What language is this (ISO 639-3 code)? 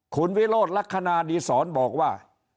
tha